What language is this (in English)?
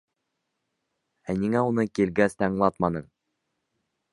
Bashkir